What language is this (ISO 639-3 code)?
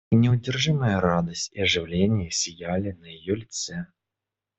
rus